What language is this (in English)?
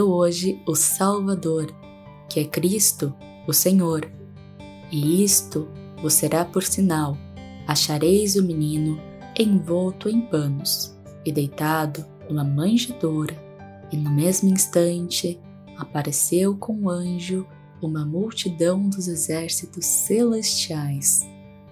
Portuguese